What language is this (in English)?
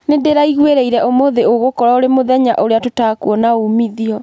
Kikuyu